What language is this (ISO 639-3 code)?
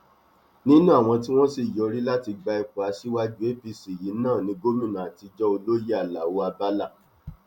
yor